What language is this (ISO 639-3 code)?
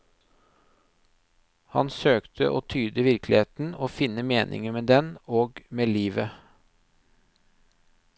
nor